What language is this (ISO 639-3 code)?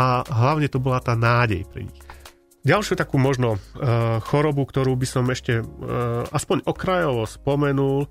slk